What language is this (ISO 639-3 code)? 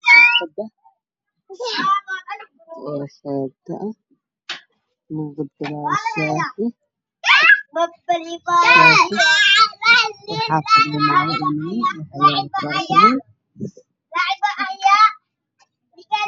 som